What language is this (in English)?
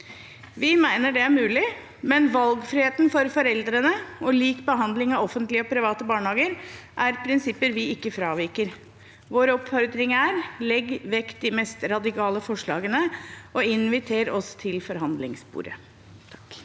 Norwegian